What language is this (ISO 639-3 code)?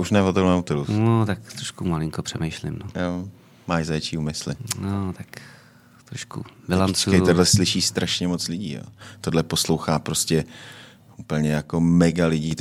ces